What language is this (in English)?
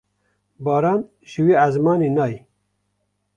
Kurdish